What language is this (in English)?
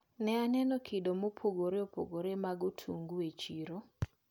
Luo (Kenya and Tanzania)